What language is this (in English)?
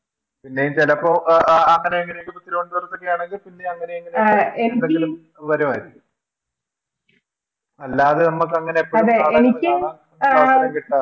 Malayalam